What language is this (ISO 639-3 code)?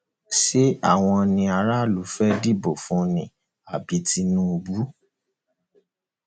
yor